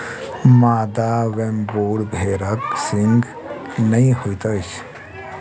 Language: Maithili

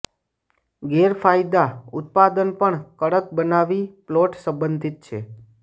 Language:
Gujarati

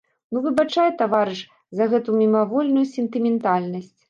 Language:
Belarusian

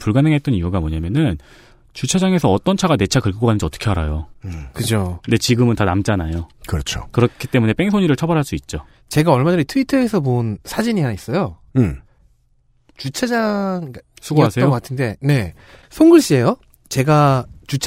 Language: Korean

